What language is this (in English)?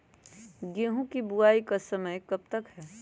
Magahi